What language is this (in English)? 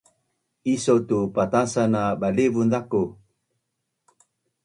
Bunun